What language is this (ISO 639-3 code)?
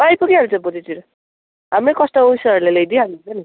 nep